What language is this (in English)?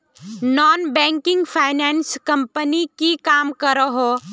Magahi